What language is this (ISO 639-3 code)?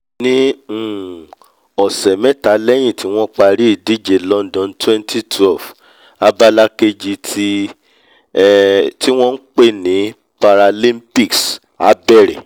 yor